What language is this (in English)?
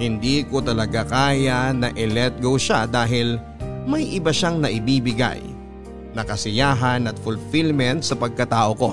Filipino